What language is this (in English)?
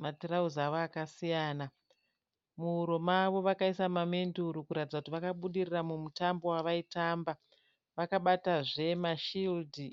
Shona